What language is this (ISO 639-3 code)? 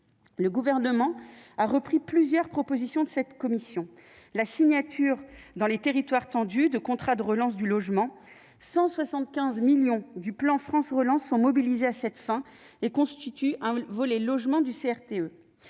fra